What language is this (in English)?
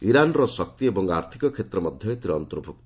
Odia